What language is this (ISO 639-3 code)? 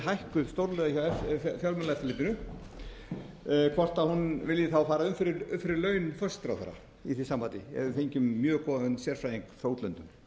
isl